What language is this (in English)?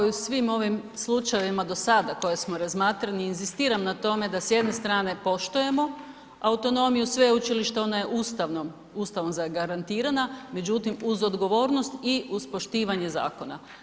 Croatian